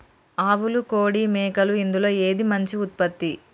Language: Telugu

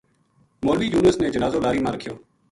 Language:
Gujari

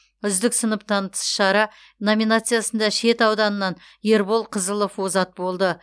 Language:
Kazakh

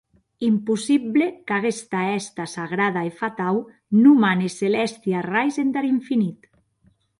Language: Occitan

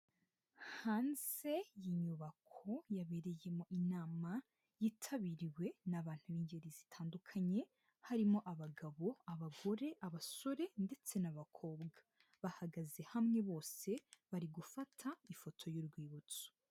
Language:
Kinyarwanda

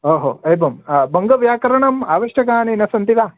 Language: Sanskrit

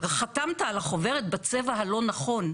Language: Hebrew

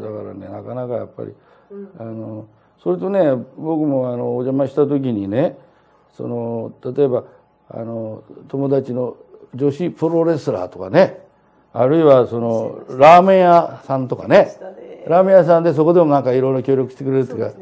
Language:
Japanese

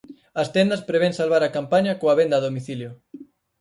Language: Galician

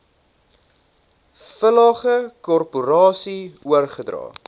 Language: Afrikaans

